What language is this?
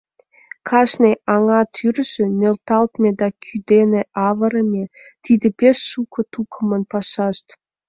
Mari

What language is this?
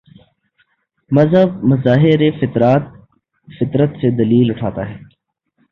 Urdu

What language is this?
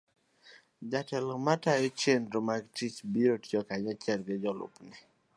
Luo (Kenya and Tanzania)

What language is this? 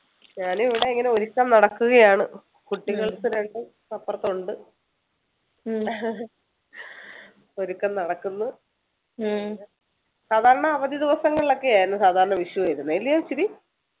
Malayalam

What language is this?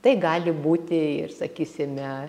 Lithuanian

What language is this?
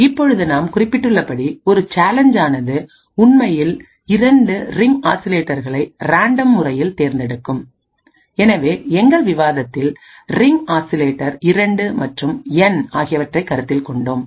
Tamil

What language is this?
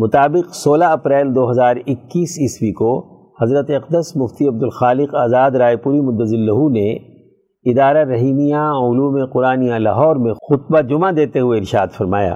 Urdu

